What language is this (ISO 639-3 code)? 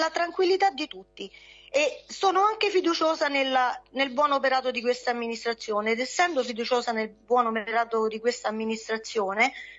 ita